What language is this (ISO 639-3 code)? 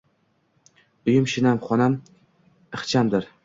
uzb